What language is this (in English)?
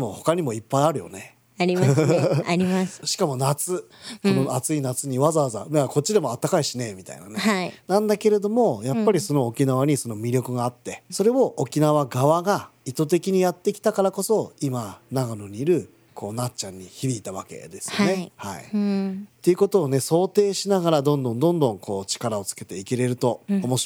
Japanese